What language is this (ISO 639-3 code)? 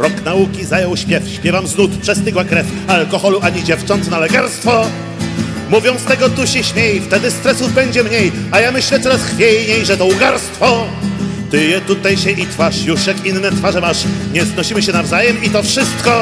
pol